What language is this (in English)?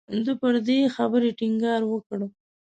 Pashto